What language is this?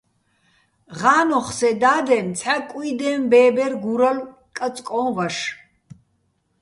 Bats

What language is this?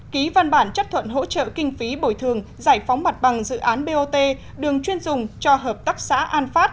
Vietnamese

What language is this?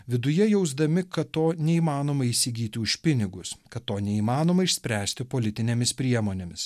Lithuanian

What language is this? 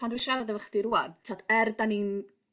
Welsh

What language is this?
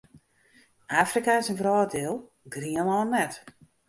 Western Frisian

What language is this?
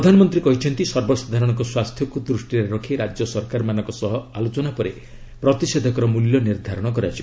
Odia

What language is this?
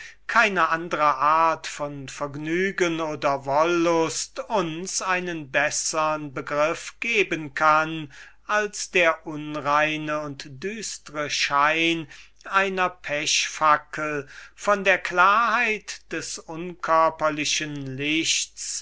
German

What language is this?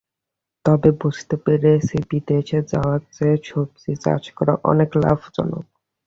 Bangla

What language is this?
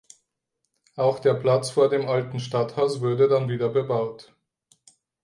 German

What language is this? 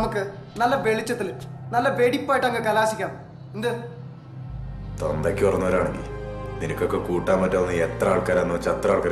Malayalam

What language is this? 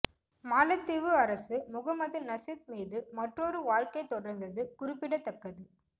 Tamil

